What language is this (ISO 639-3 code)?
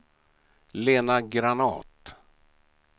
swe